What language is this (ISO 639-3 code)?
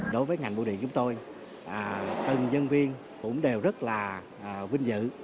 vie